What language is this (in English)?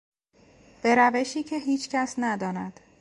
Persian